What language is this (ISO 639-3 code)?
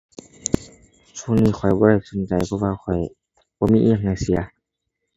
tha